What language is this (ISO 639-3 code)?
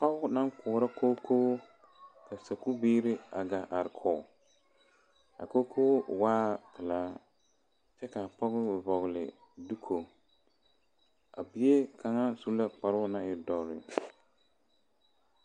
dga